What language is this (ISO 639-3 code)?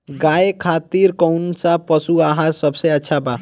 bho